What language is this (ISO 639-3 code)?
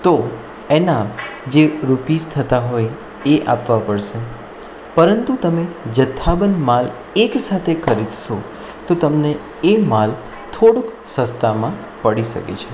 guj